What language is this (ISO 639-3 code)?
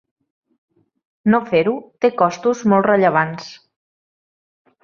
cat